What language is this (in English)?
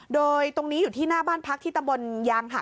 Thai